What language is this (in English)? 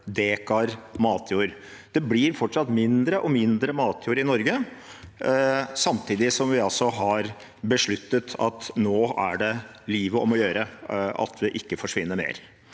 Norwegian